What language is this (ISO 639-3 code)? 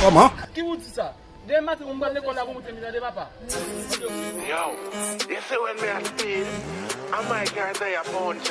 fra